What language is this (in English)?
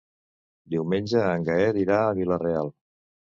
Catalan